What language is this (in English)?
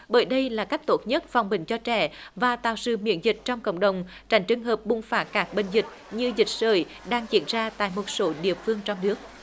Vietnamese